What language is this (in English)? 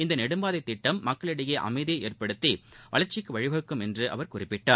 Tamil